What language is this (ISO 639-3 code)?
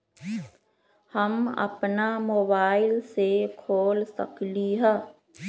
mag